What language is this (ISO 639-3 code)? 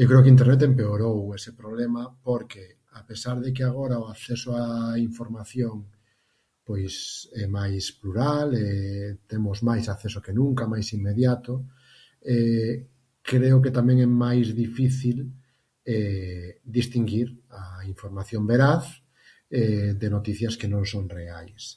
glg